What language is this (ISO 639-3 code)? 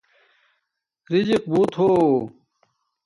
dmk